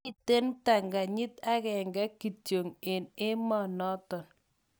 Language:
Kalenjin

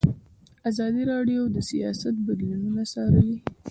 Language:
Pashto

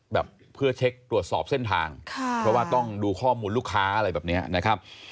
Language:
Thai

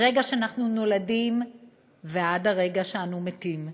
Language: Hebrew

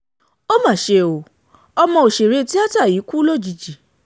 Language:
Yoruba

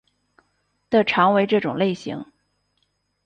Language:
Chinese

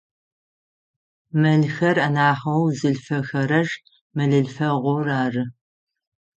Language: Adyghe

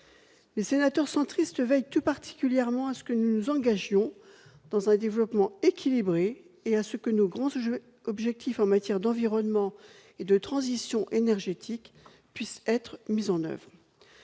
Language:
French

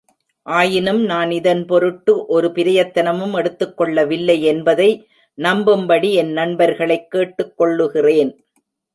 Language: Tamil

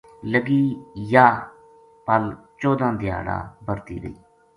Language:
Gujari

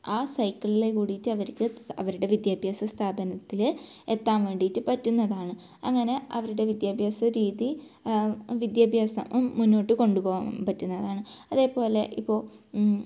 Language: Malayalam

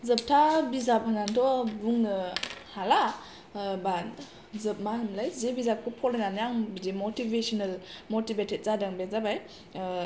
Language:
Bodo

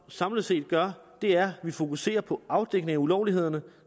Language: Danish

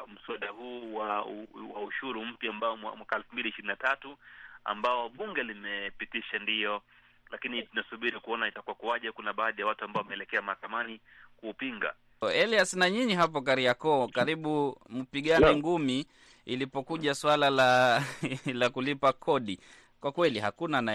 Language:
Swahili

